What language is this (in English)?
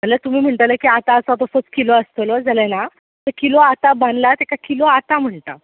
Konkani